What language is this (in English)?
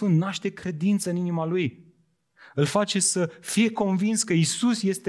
Romanian